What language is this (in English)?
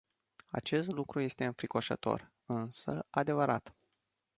Romanian